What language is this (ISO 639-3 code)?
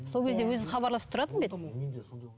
kaz